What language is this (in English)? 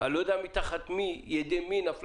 Hebrew